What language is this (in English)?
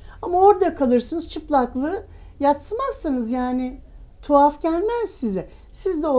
Turkish